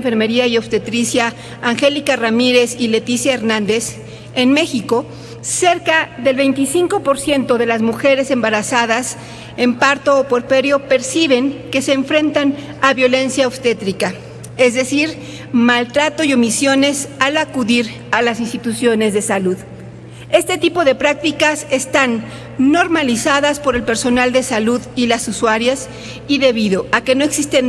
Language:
Spanish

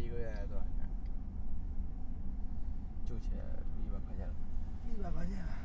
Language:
Chinese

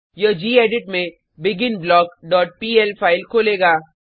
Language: Hindi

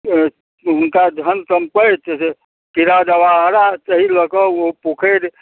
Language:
Maithili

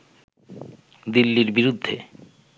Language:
Bangla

